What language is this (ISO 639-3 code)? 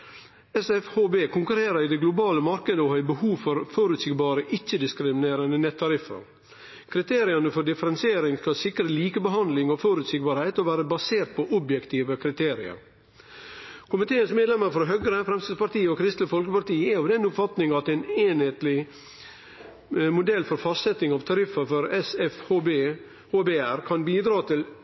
nno